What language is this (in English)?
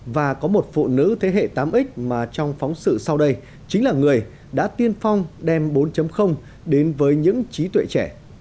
Vietnamese